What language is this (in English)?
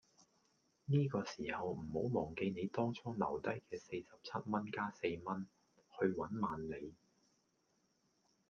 Cantonese